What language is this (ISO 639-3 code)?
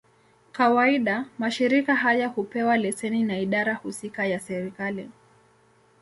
swa